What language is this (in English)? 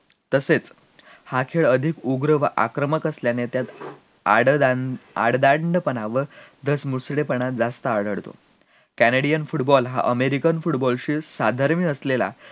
Marathi